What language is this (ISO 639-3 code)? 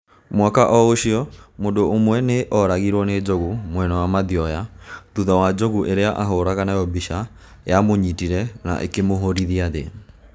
kik